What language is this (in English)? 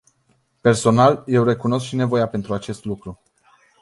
Romanian